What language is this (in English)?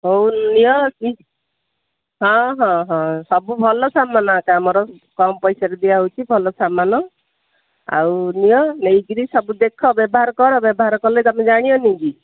Odia